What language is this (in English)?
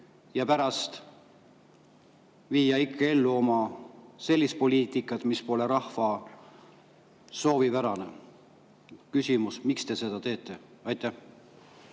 Estonian